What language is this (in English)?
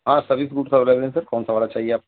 Urdu